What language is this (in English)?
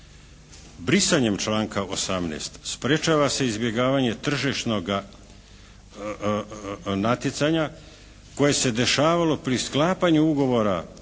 Croatian